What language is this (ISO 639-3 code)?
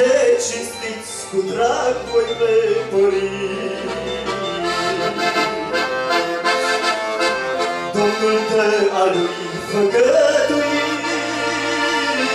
ron